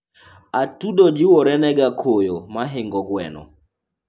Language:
Luo (Kenya and Tanzania)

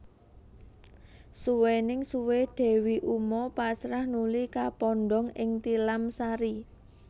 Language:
Javanese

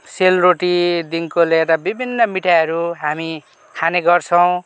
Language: Nepali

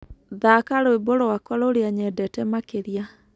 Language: Kikuyu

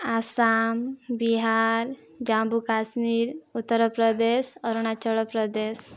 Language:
Odia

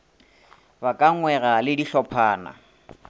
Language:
Northern Sotho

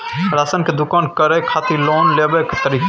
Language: Maithili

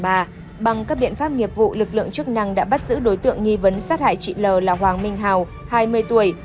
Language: Vietnamese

